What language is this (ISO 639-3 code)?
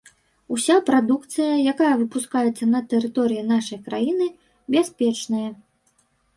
bel